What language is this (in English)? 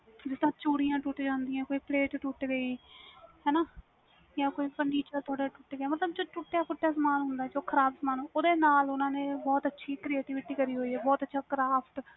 Punjabi